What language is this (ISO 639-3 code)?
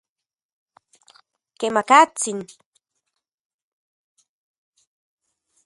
ncx